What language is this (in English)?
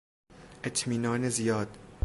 Persian